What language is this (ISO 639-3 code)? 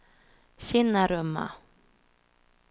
swe